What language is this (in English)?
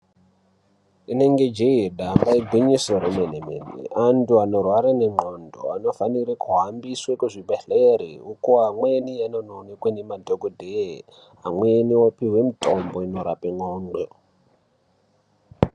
Ndau